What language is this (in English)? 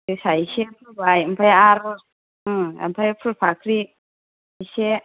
Bodo